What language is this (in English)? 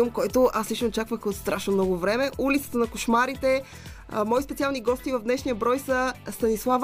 Bulgarian